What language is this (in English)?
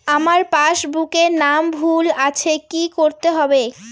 Bangla